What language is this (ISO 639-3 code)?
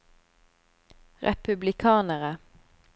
nor